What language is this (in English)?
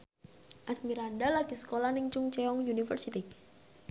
Javanese